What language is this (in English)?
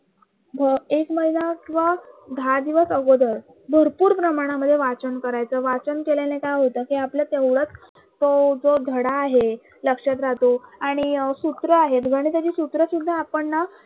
Marathi